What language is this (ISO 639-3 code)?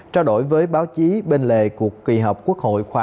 vie